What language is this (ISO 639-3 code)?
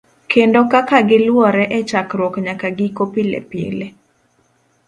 luo